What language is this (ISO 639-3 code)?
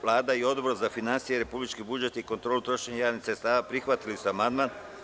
srp